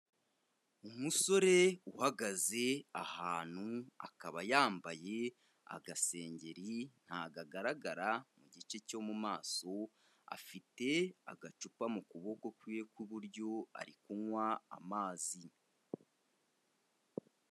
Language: Kinyarwanda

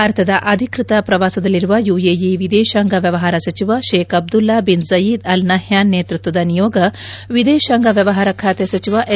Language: Kannada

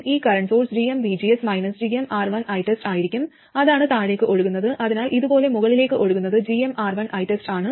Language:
Malayalam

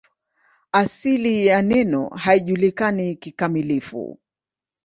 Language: Swahili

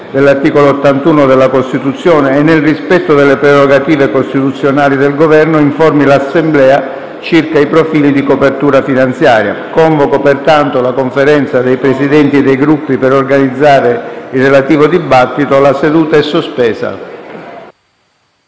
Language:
Italian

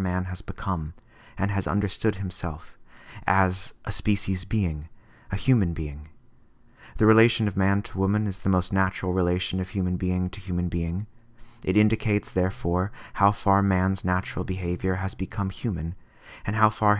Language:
English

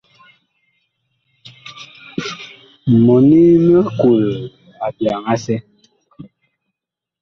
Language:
Bakoko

